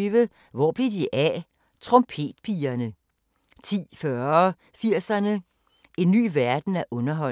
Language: Danish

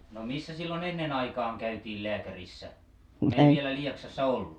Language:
Finnish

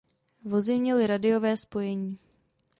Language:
Czech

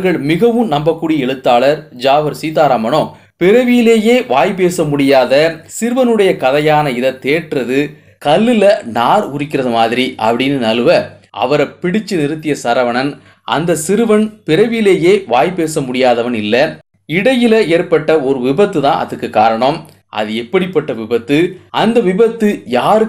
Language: Romanian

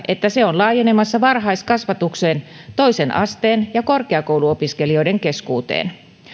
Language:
Finnish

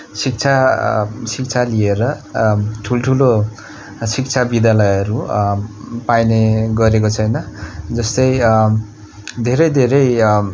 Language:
Nepali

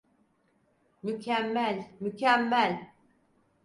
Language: Turkish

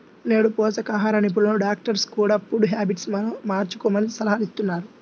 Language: Telugu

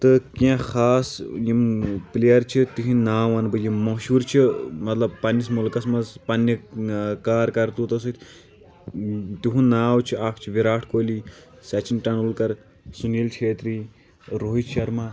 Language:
Kashmiri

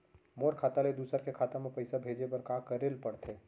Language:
Chhattisgarhi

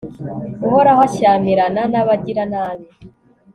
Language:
Kinyarwanda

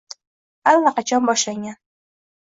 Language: Uzbek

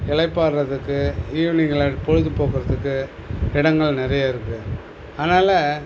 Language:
Tamil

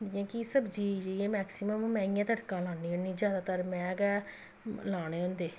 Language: Dogri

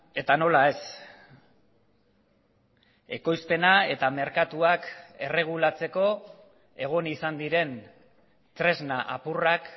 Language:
Basque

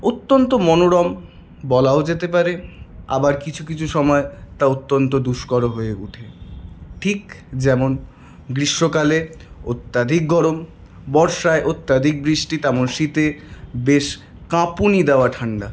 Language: Bangla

